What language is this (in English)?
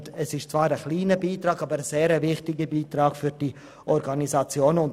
Swiss German